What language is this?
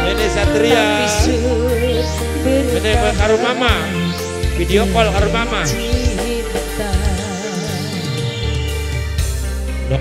Indonesian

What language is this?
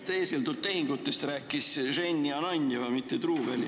Estonian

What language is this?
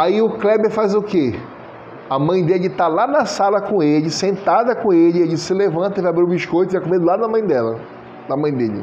Portuguese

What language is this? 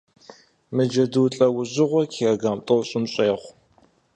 Kabardian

